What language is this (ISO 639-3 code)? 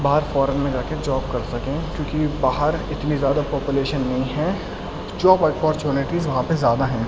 urd